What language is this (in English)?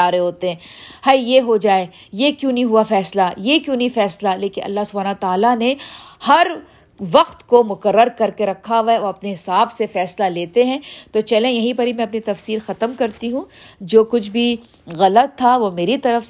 Urdu